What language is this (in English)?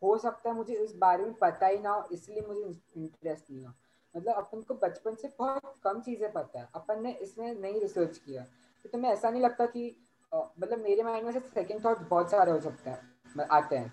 Hindi